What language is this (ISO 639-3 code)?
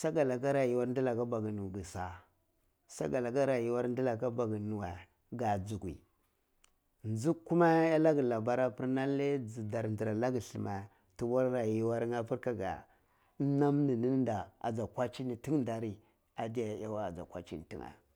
ckl